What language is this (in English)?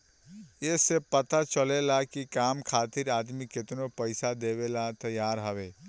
Bhojpuri